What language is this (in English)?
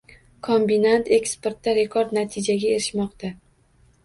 Uzbek